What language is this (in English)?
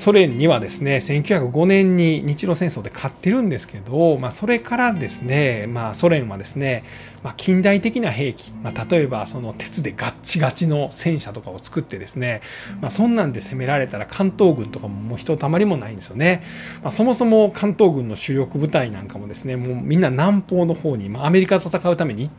Japanese